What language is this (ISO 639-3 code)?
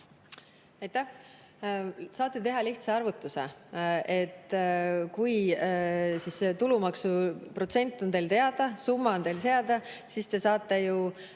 est